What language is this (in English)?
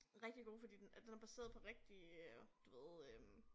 Danish